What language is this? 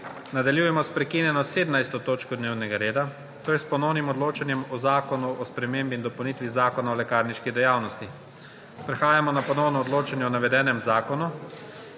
Slovenian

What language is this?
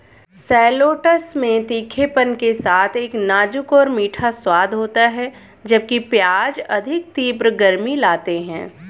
Hindi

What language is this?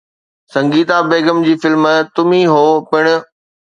Sindhi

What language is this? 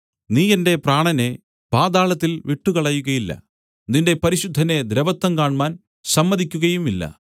Malayalam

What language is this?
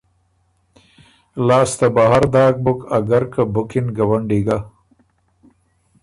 Ormuri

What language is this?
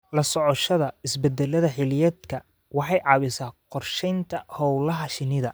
Somali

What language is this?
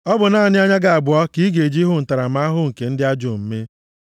Igbo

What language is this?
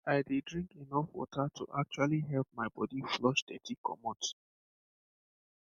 Nigerian Pidgin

